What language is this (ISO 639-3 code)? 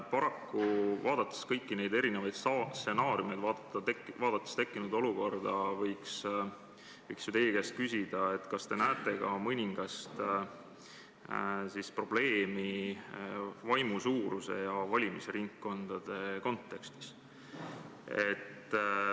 est